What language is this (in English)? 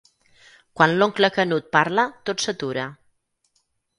Catalan